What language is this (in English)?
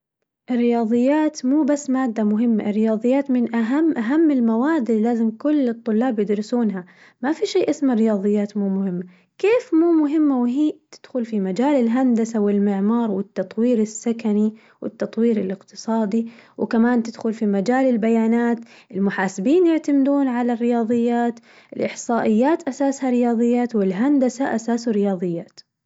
Najdi Arabic